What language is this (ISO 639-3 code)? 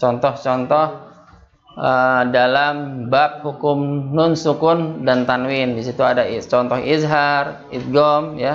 ind